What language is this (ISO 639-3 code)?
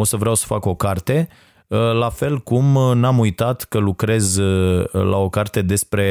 ron